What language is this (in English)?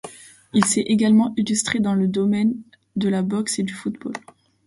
French